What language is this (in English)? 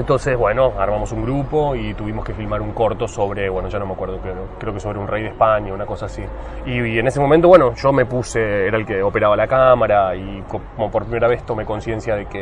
Spanish